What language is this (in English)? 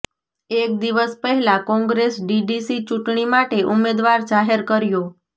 Gujarati